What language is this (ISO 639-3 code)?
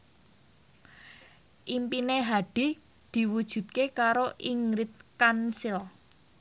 jav